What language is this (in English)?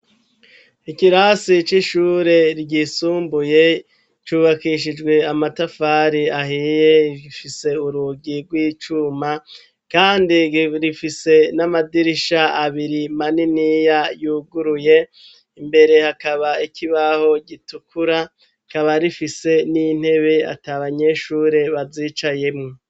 Rundi